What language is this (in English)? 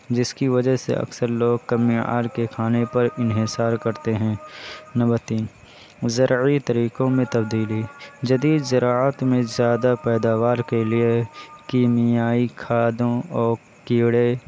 Urdu